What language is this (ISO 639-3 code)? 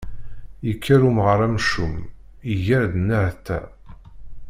kab